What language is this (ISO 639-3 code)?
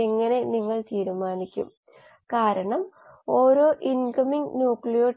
mal